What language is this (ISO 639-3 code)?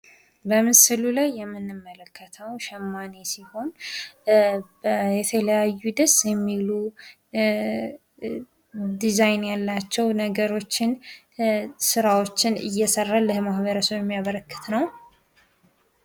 amh